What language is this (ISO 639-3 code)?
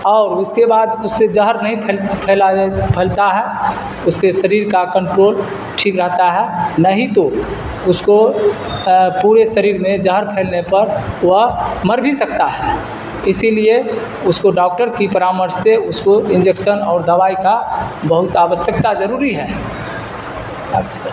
urd